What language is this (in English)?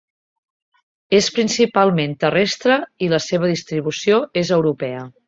Catalan